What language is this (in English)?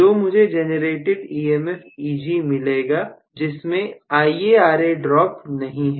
Hindi